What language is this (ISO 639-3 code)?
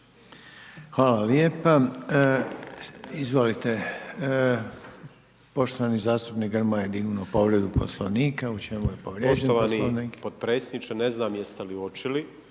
hrv